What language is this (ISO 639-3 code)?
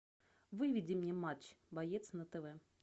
rus